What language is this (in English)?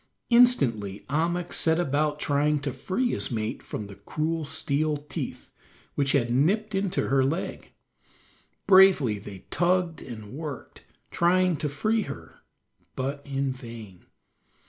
English